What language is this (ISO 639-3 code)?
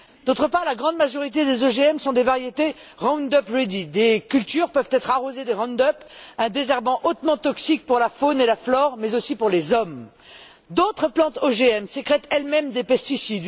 fra